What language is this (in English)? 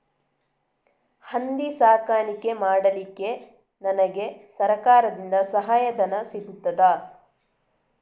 Kannada